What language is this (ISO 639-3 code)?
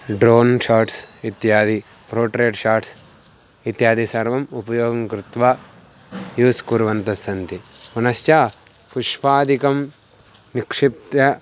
san